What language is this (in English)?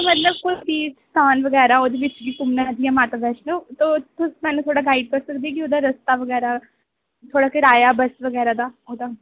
Dogri